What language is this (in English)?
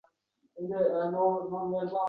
Uzbek